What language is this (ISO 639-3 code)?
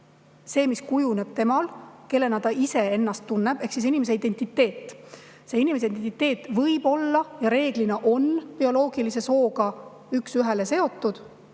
est